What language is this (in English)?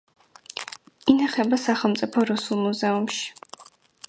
Georgian